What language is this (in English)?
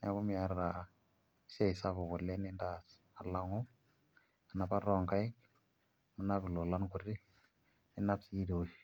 Masai